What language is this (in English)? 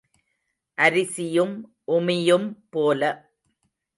Tamil